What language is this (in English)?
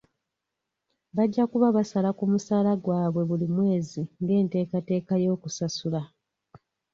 Ganda